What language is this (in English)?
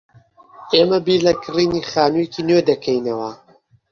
Central Kurdish